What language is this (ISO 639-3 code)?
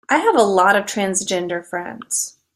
eng